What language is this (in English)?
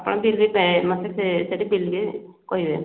Odia